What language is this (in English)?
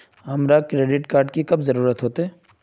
Magahi